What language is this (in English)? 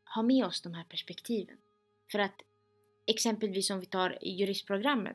Swedish